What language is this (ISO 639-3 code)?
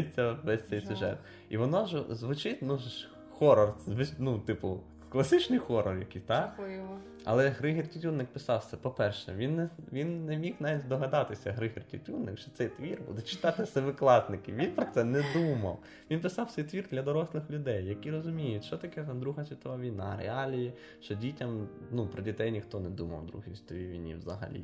ukr